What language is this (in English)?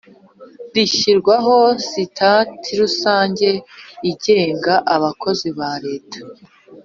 Kinyarwanda